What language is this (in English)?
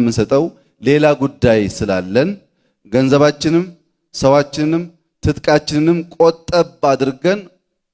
Amharic